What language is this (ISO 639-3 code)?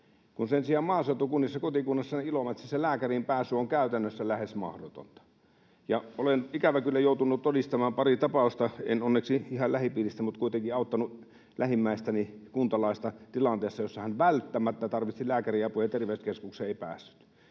fin